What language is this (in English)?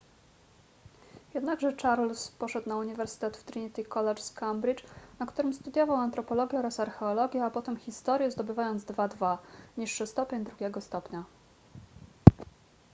Polish